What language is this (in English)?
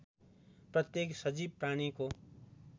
Nepali